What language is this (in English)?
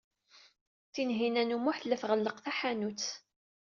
Kabyle